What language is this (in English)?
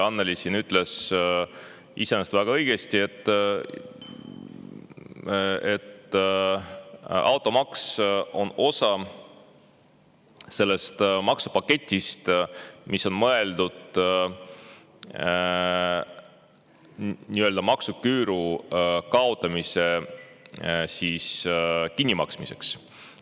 Estonian